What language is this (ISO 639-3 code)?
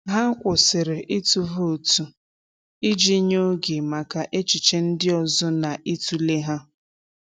ibo